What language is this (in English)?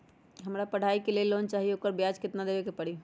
Magahi